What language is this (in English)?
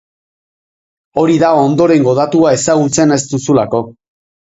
Basque